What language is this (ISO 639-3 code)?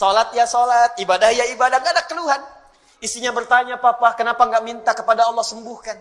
ind